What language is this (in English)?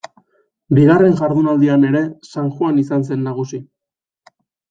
Basque